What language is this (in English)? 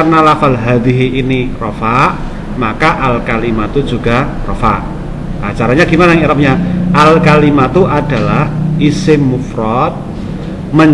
Indonesian